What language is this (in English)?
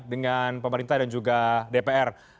Indonesian